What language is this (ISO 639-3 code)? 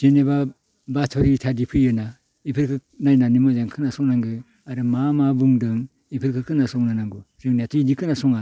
brx